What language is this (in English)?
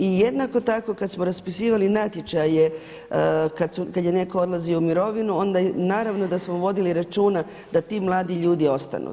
Croatian